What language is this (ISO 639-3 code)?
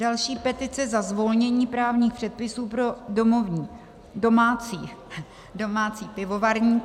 ces